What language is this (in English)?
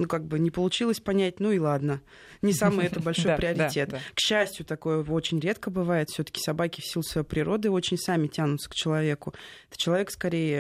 Russian